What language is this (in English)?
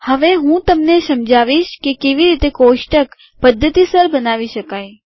Gujarati